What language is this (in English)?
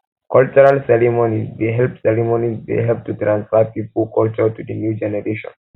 Nigerian Pidgin